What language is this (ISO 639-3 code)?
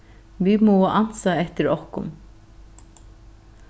fao